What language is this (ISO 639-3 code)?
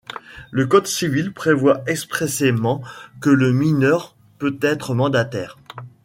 fra